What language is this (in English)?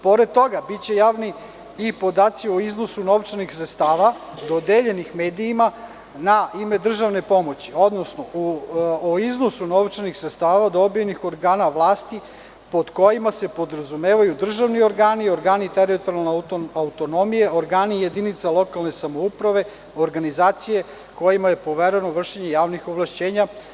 Serbian